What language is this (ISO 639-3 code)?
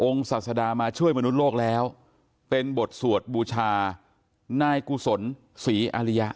tha